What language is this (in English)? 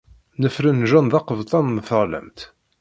Kabyle